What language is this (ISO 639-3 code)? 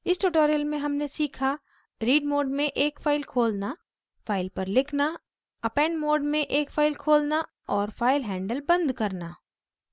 hin